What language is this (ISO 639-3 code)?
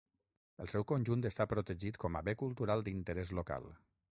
cat